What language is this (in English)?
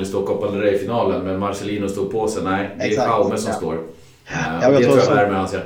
Swedish